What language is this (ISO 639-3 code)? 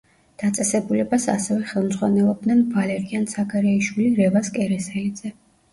kat